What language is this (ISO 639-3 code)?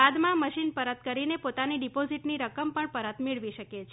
guj